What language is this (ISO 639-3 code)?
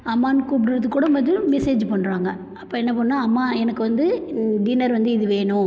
tam